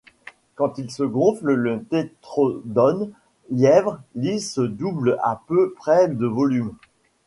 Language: French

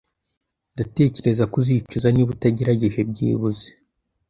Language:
Kinyarwanda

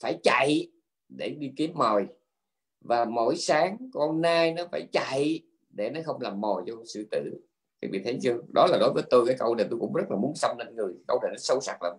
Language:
Vietnamese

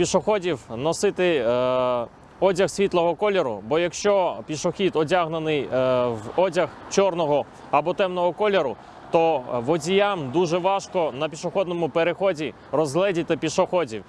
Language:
Ukrainian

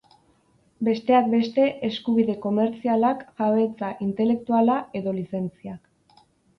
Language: Basque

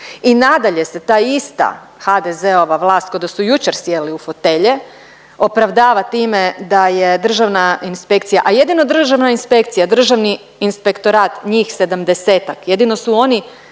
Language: Croatian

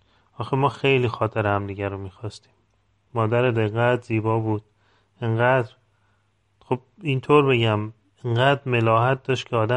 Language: Persian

